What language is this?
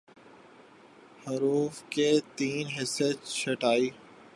Urdu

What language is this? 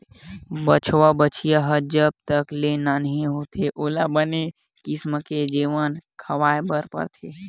Chhattisgarhi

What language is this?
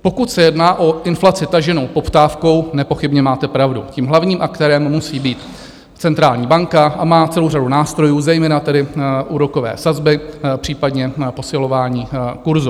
Czech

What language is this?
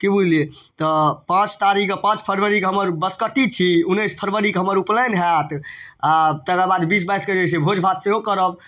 Maithili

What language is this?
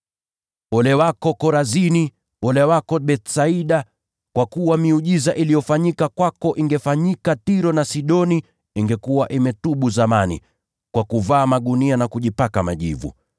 Swahili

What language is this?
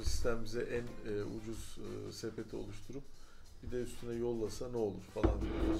Turkish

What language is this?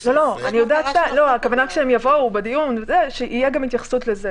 Hebrew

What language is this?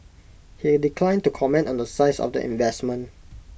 English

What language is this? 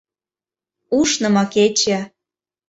Mari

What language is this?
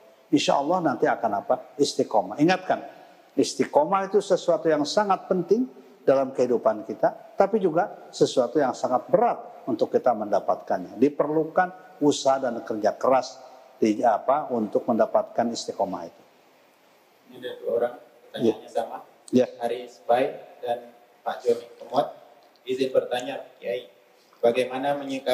Indonesian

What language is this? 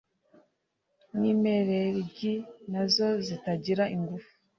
Kinyarwanda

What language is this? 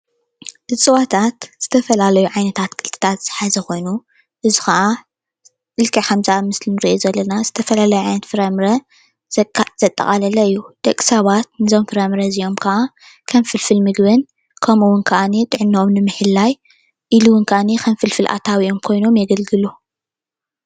Tigrinya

